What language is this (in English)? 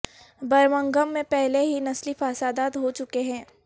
Urdu